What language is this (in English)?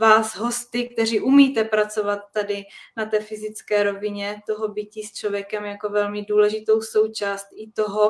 Czech